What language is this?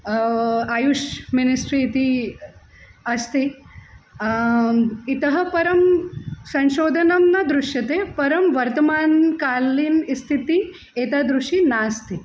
Sanskrit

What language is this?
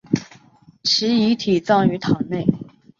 Chinese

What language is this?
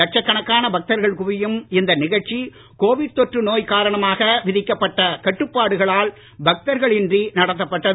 Tamil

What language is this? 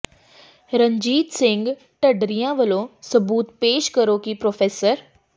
Punjabi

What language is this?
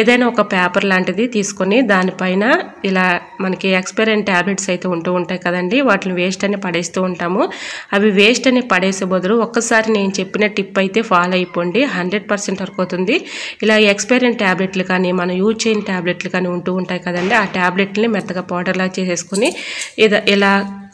Telugu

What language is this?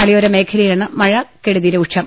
Malayalam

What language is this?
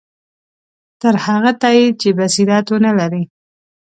Pashto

